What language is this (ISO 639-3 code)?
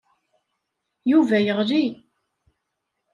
kab